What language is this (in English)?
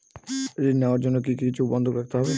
Bangla